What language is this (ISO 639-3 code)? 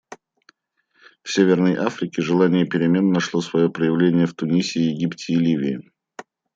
rus